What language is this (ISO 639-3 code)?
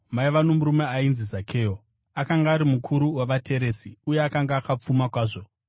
sna